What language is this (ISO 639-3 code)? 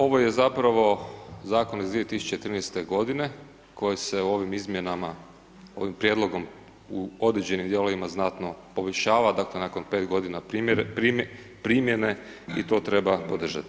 hrv